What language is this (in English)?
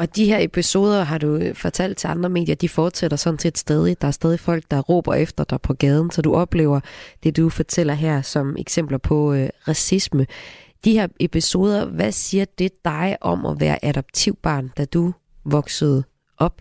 Danish